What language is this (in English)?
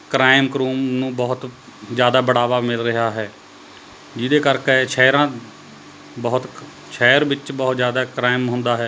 Punjabi